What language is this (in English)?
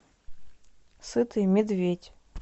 Russian